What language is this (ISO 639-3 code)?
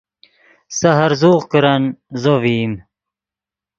ydg